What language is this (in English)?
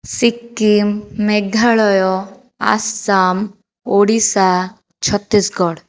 Odia